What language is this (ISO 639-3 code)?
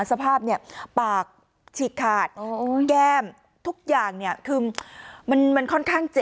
tha